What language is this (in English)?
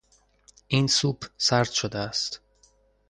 Persian